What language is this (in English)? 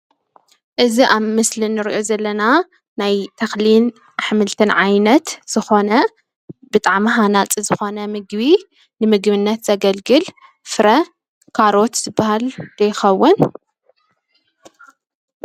Tigrinya